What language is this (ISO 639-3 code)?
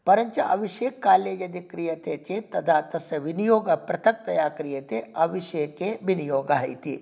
san